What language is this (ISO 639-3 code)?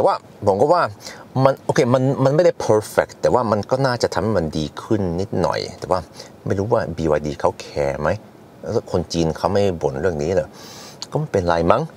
tha